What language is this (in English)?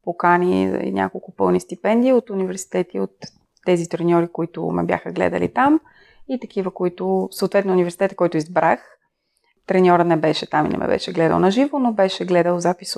Bulgarian